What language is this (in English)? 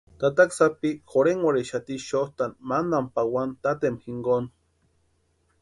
Western Highland Purepecha